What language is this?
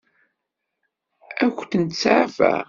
Kabyle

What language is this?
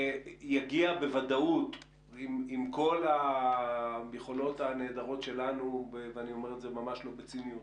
Hebrew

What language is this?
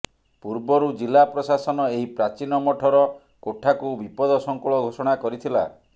Odia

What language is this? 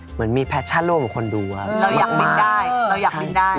Thai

